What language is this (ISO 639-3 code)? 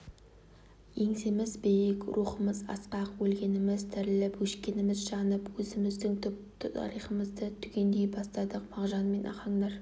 kaz